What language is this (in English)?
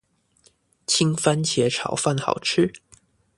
Chinese